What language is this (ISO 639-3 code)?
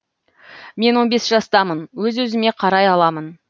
kaz